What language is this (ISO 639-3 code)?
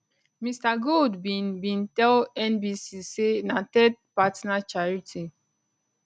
pcm